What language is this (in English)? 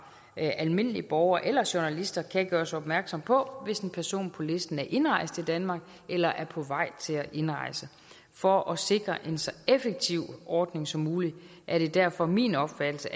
Danish